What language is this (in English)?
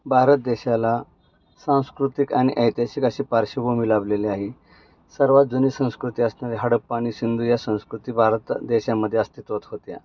Marathi